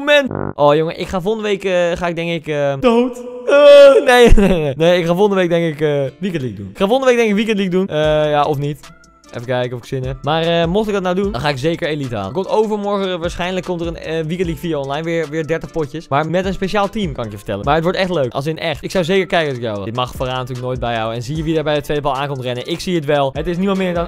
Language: Dutch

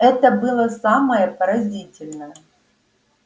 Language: Russian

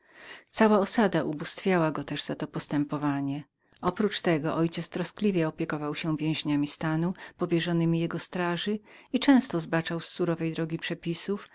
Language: Polish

